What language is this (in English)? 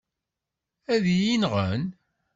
Kabyle